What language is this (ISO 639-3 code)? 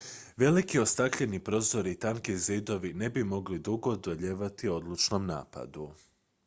hrv